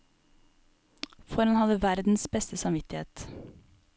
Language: Norwegian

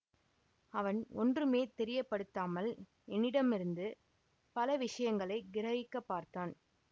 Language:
Tamil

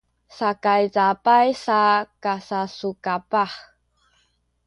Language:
Sakizaya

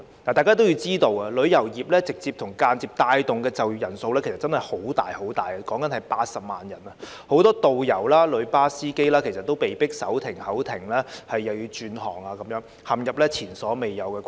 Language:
Cantonese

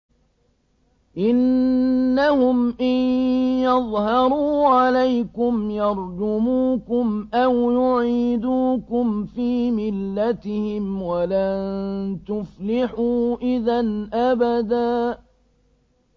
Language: Arabic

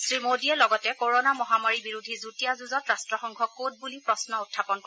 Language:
Assamese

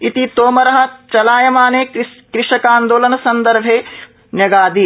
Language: Sanskrit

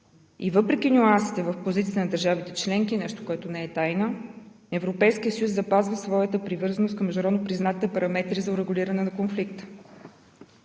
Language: Bulgarian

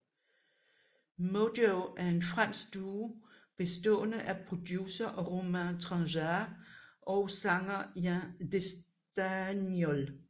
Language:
Danish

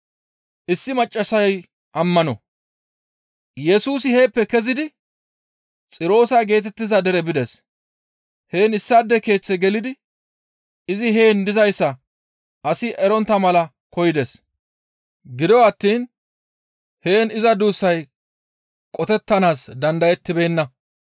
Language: Gamo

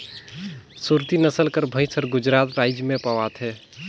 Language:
Chhattisgarhi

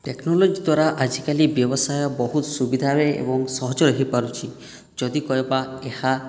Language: Odia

